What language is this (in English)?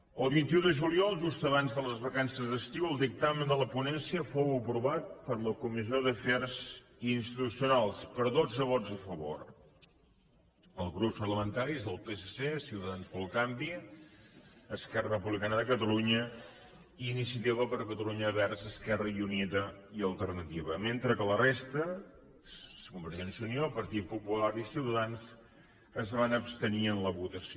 Catalan